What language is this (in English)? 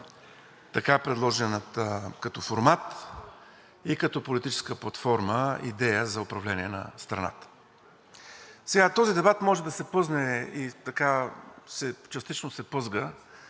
Bulgarian